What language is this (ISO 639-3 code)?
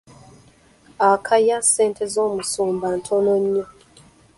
lug